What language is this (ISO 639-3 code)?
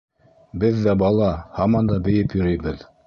bak